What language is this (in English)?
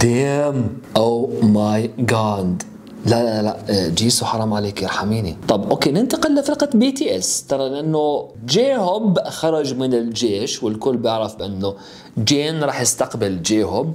Arabic